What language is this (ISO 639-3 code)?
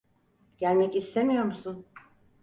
tur